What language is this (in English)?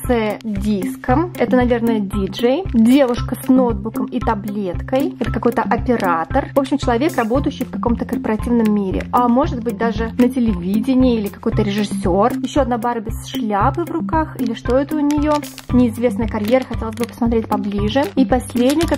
Russian